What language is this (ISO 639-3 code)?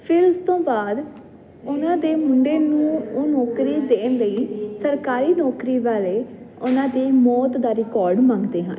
pan